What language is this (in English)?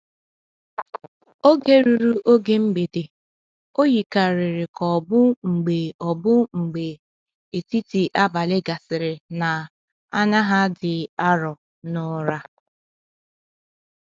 Igbo